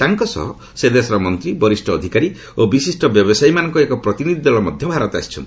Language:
Odia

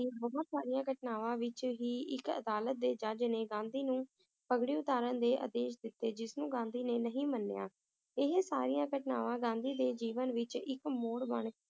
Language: Punjabi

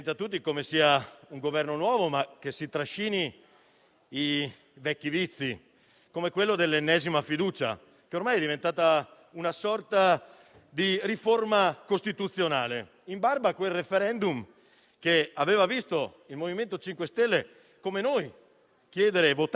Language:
Italian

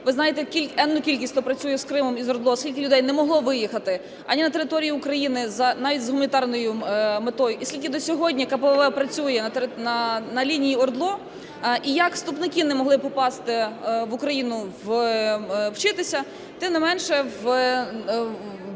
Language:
Ukrainian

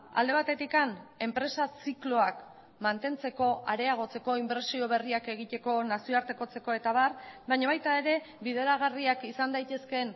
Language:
Basque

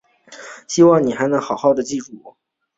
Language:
Chinese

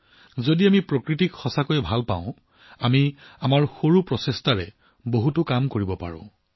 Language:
Assamese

